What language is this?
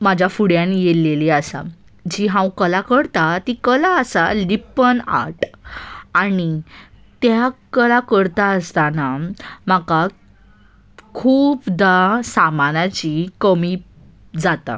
Konkani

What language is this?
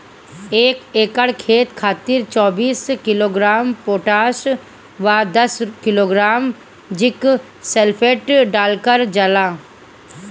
Bhojpuri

